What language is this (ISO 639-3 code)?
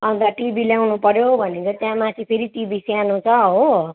nep